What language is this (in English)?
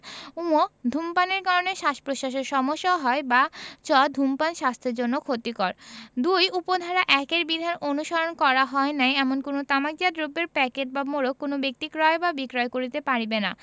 Bangla